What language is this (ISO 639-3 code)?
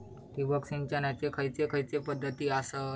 mar